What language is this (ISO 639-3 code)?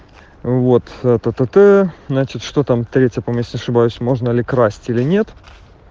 rus